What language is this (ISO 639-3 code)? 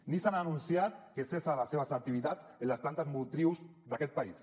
cat